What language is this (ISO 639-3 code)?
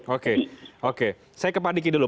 ind